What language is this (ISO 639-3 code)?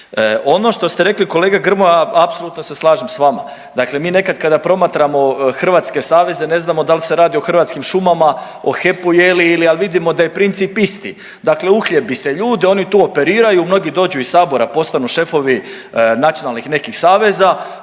hrv